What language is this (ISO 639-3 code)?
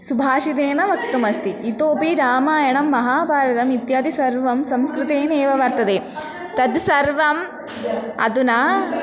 san